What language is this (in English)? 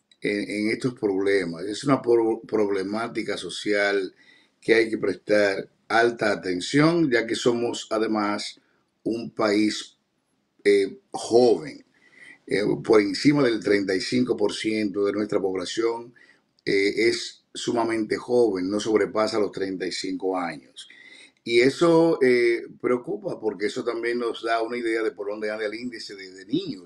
Spanish